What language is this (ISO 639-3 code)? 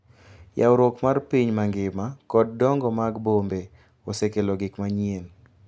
luo